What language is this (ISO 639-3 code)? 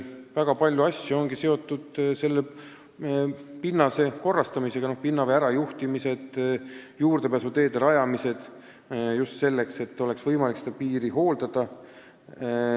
est